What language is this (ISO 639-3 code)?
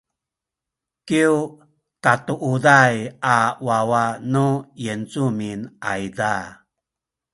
szy